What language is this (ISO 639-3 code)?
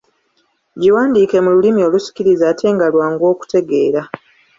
lug